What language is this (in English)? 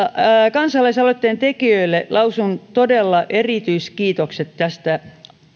Finnish